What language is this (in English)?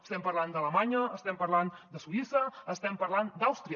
Catalan